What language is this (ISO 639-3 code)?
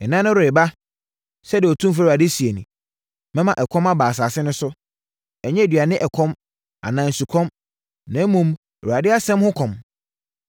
aka